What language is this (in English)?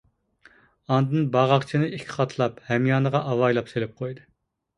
Uyghur